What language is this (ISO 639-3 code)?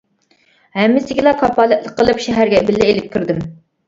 uig